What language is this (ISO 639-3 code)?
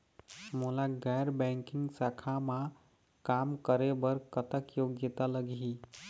hne